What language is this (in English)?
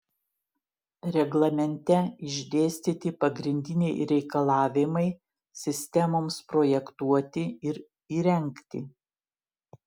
Lithuanian